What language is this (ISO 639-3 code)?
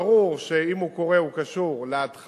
heb